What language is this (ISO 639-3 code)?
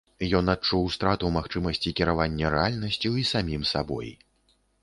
bel